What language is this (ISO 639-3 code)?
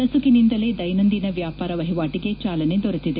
kan